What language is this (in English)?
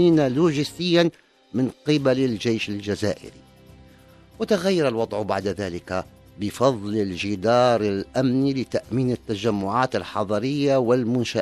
Arabic